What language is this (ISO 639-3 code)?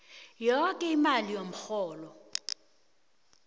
nbl